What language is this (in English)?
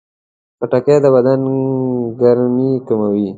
Pashto